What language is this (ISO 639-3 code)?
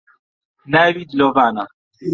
ckb